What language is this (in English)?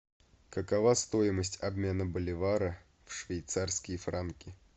Russian